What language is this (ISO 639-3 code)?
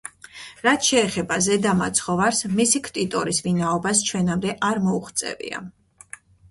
kat